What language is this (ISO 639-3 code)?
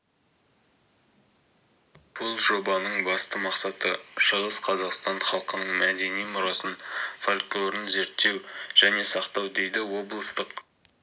kaz